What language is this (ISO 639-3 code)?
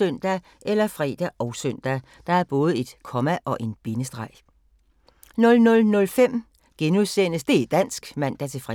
dan